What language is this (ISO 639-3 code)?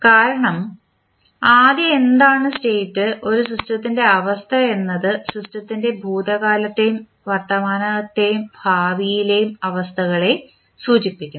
mal